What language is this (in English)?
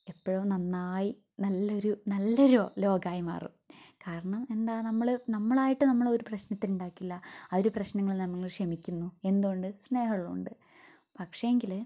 Malayalam